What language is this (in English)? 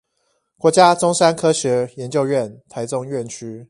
Chinese